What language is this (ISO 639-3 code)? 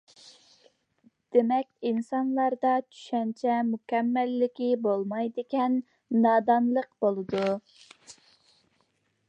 uig